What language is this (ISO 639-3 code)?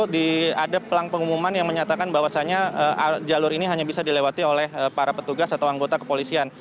ind